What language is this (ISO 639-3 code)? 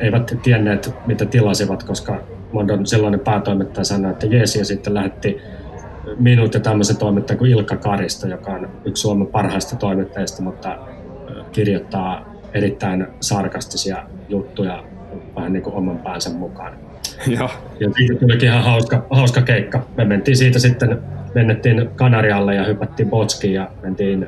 fin